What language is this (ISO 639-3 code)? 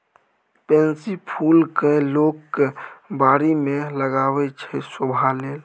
mai